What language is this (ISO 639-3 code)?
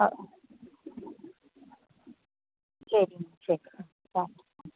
mal